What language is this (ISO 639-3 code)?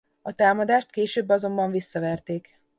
hun